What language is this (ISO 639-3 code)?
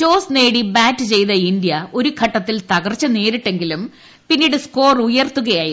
mal